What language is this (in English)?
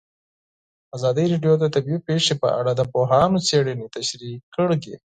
Pashto